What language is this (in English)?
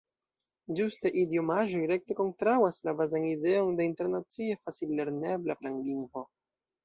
Esperanto